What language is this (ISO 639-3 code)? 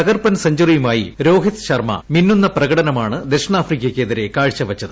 mal